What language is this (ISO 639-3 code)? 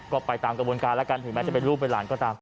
tha